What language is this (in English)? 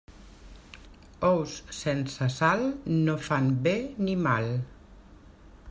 Catalan